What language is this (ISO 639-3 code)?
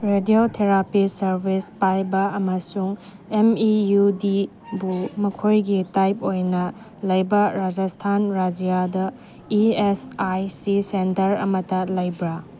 mni